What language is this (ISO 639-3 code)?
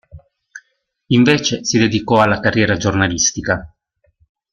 ita